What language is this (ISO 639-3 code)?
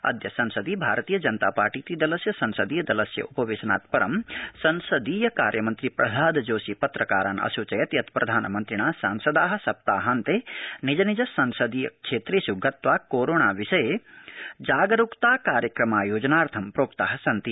san